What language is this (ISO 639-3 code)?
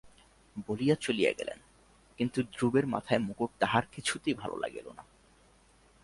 ben